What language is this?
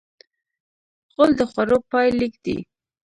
Pashto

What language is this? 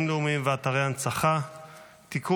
Hebrew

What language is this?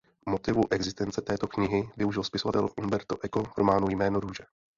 Czech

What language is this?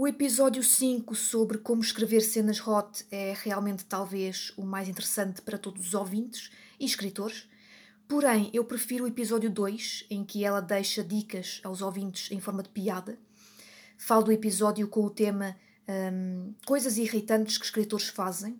Portuguese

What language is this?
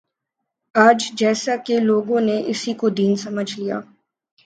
Urdu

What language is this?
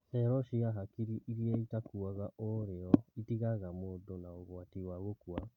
Kikuyu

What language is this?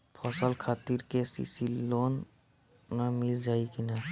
Bhojpuri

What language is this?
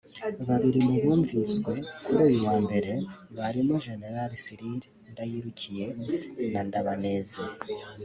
Kinyarwanda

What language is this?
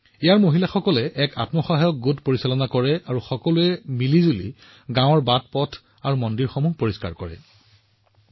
Assamese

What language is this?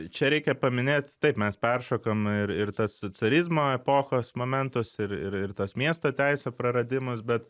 Lithuanian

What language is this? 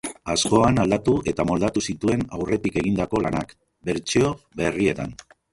Basque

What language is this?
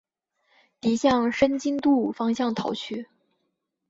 Chinese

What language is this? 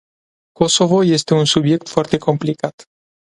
Romanian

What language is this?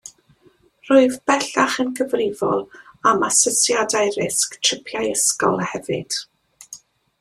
Welsh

